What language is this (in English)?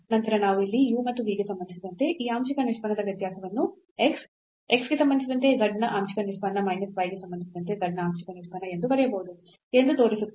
Kannada